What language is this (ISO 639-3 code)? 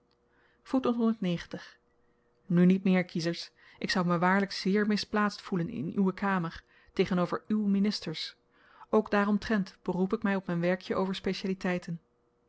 nld